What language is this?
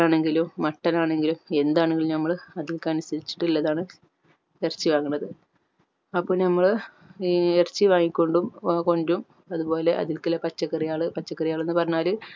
Malayalam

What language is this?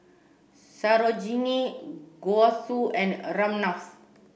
English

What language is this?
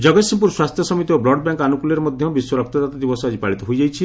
Odia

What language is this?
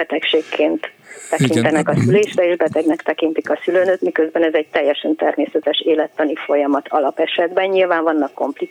Hungarian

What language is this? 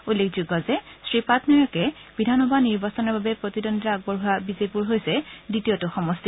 Assamese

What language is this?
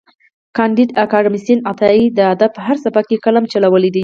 Pashto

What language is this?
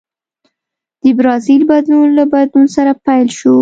Pashto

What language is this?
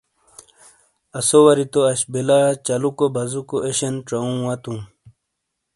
Shina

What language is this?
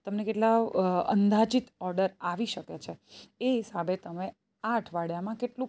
Gujarati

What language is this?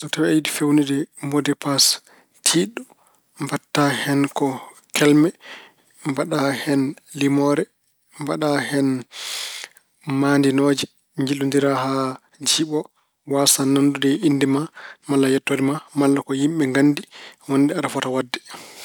Fula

